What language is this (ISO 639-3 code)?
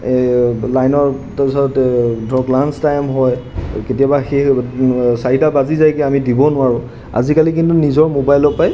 asm